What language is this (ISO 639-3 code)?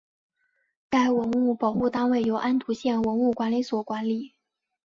zho